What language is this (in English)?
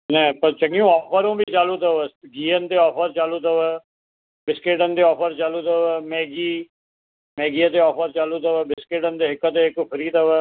Sindhi